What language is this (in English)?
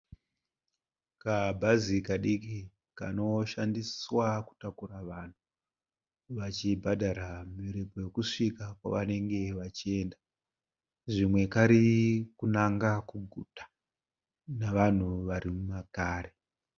Shona